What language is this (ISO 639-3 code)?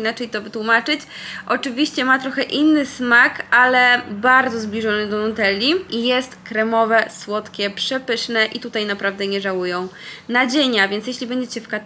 pol